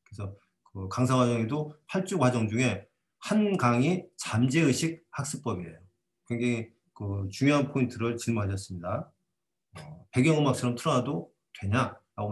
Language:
Korean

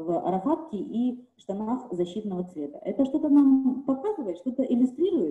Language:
Russian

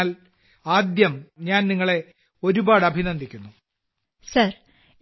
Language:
Malayalam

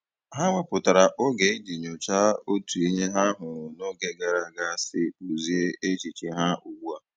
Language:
Igbo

